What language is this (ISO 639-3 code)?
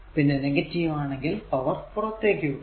mal